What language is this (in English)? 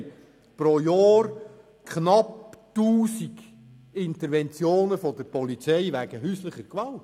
Swiss German